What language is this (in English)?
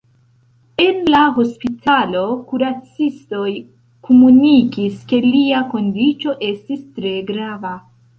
Esperanto